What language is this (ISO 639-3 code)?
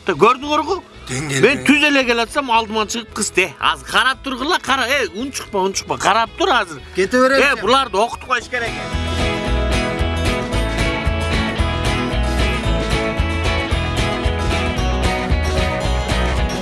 tur